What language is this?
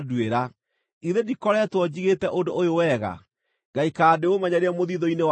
Kikuyu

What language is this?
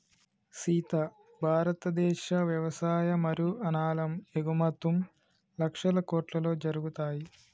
Telugu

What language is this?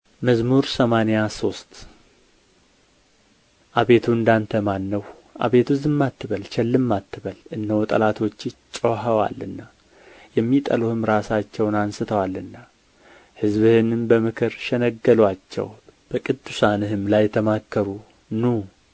Amharic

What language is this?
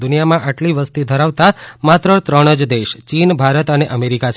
Gujarati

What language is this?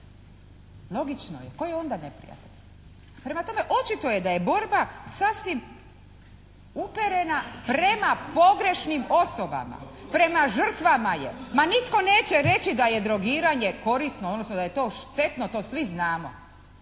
Croatian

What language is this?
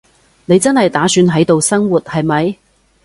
Cantonese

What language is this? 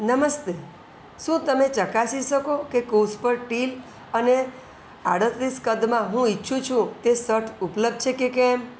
Gujarati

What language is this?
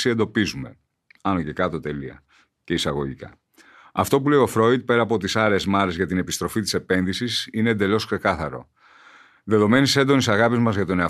Greek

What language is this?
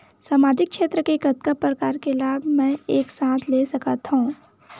Chhattisgarhi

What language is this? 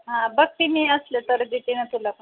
Marathi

